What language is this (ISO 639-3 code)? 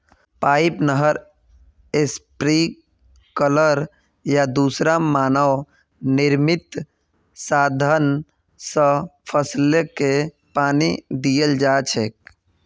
mag